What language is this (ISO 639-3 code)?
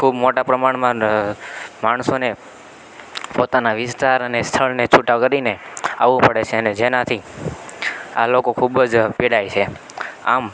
guj